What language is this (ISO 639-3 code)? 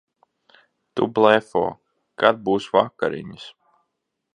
lav